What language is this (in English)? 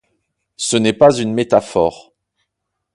French